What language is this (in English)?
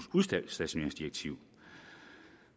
Danish